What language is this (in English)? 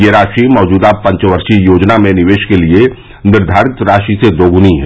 Hindi